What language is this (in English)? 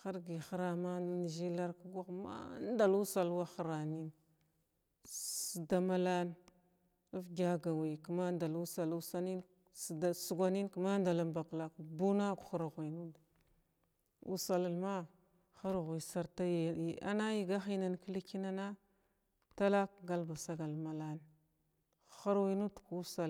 Glavda